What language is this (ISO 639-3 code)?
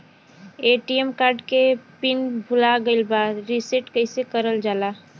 bho